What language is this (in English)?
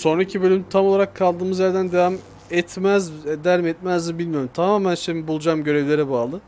Turkish